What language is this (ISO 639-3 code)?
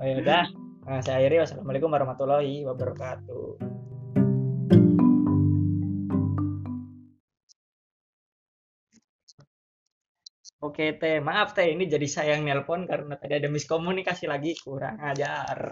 ind